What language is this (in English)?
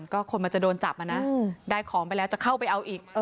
Thai